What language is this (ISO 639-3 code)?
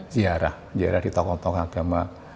ind